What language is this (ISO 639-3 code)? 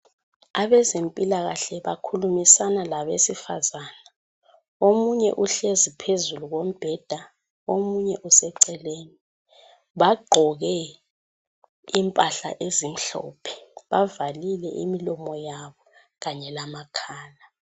nde